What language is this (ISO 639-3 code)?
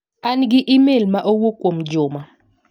luo